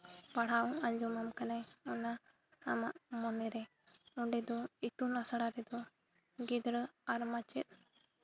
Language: Santali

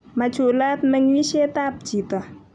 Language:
Kalenjin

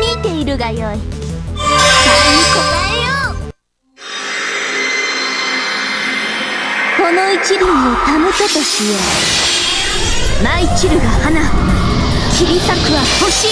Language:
Japanese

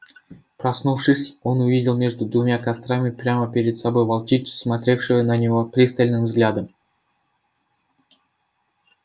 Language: Russian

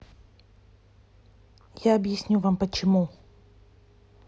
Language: Russian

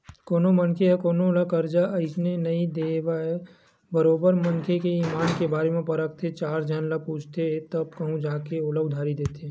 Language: Chhattisgarhi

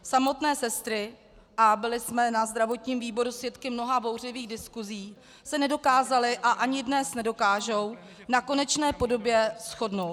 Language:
Czech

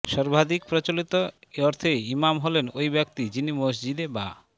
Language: Bangla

